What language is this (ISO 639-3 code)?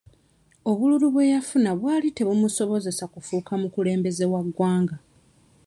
lug